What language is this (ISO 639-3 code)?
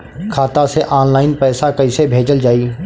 bho